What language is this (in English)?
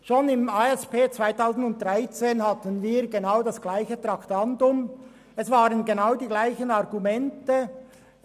Swiss German